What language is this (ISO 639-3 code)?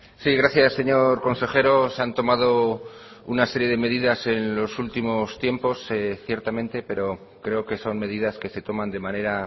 spa